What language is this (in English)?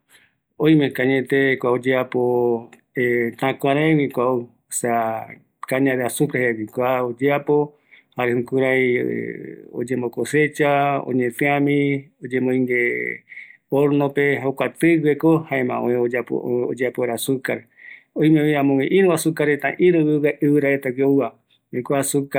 Eastern Bolivian Guaraní